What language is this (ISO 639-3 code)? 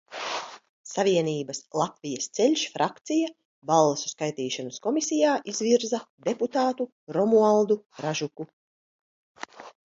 lav